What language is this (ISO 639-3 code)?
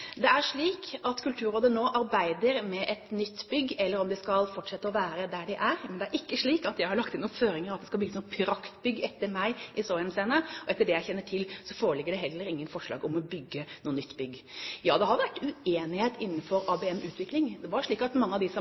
nob